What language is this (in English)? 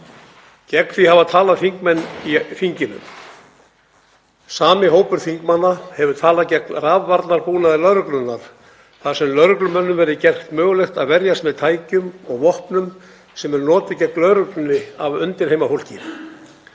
Icelandic